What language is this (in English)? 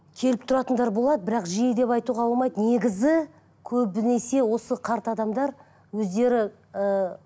Kazakh